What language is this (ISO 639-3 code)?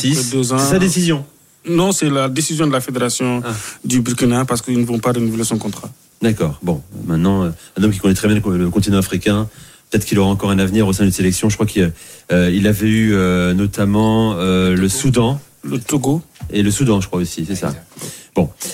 fra